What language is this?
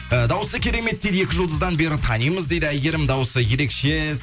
Kazakh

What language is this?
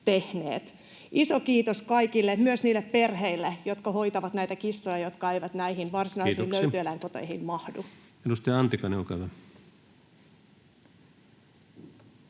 Finnish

